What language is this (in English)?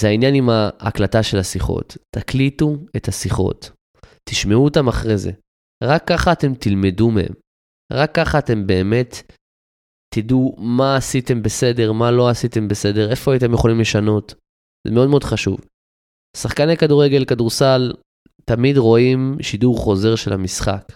Hebrew